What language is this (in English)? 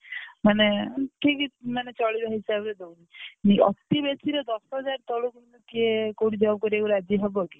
Odia